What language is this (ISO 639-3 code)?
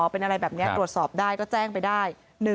tha